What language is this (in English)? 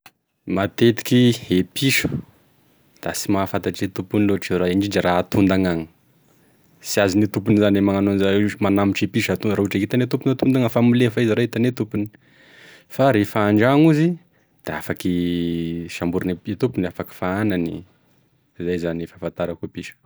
Tesaka Malagasy